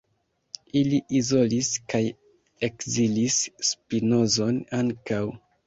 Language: Esperanto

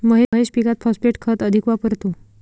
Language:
Marathi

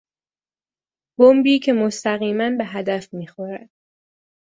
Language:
Persian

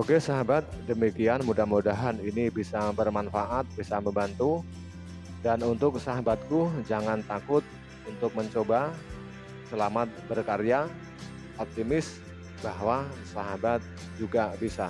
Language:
Indonesian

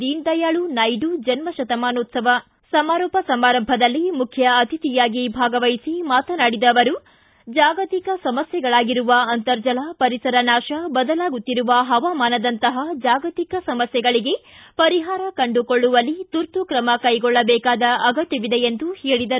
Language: Kannada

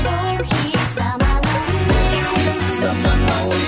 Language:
Kazakh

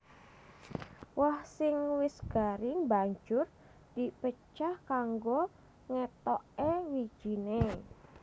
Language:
Javanese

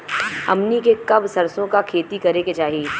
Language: Bhojpuri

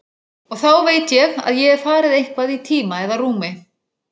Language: Icelandic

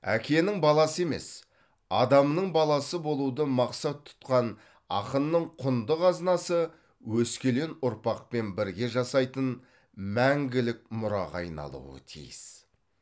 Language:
Kazakh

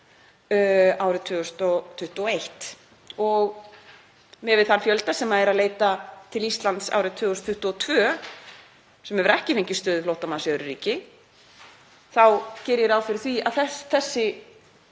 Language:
Icelandic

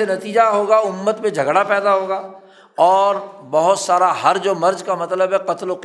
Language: Urdu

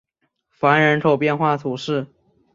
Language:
Chinese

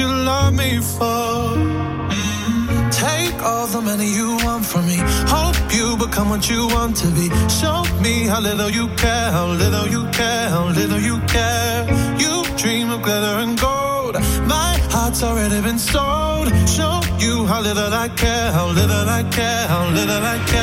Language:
French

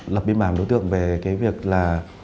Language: Vietnamese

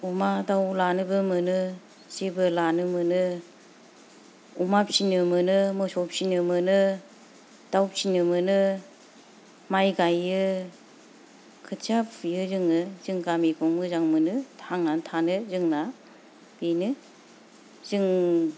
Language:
Bodo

